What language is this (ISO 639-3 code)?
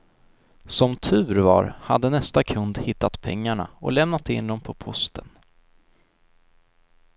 swe